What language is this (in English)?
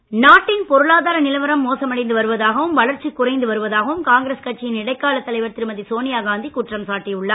Tamil